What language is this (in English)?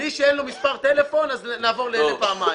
Hebrew